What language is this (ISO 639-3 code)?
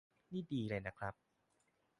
tha